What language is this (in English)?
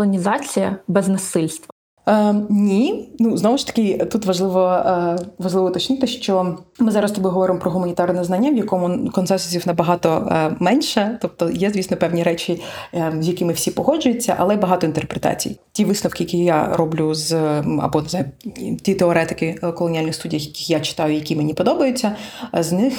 Ukrainian